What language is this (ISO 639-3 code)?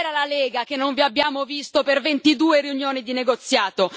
ita